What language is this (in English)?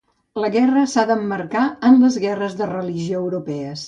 Catalan